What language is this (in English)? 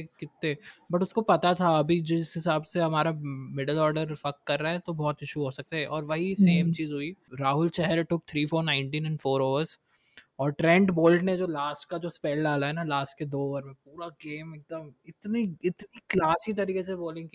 Hindi